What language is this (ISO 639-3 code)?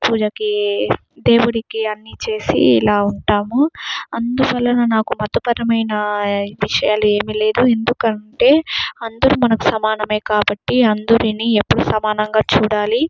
tel